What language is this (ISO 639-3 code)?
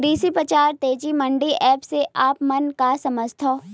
hne